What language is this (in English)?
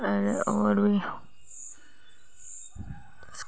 Dogri